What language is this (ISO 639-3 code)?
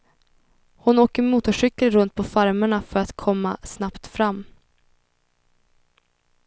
swe